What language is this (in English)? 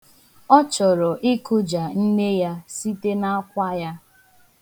Igbo